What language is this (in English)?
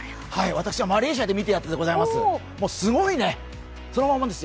Japanese